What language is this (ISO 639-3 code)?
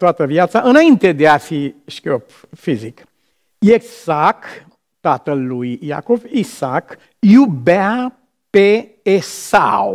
ron